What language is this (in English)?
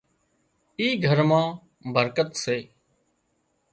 Wadiyara Koli